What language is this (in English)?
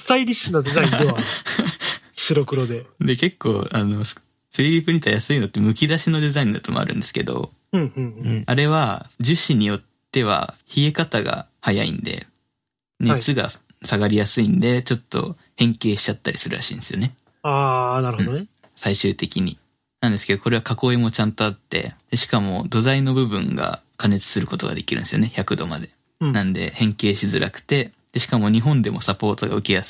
Japanese